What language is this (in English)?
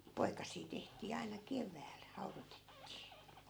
Finnish